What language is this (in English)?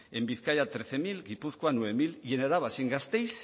Spanish